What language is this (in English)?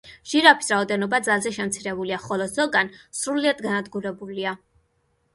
Georgian